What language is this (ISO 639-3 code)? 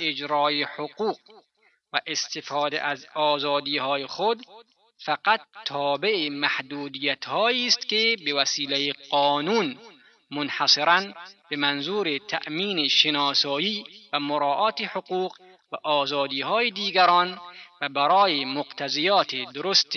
fas